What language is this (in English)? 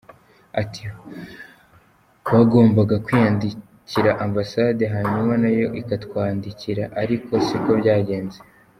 Kinyarwanda